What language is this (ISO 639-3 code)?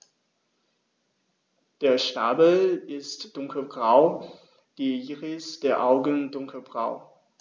deu